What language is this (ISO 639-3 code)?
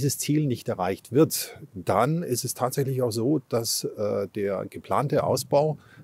deu